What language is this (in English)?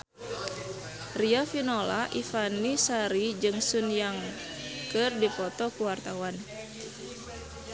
Sundanese